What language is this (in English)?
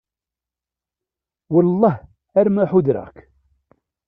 Kabyle